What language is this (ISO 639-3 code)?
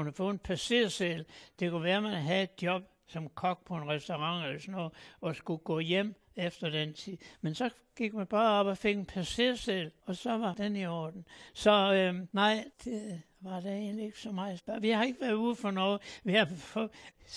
dan